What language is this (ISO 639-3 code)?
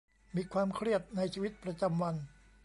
tha